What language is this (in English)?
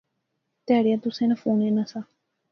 Pahari-Potwari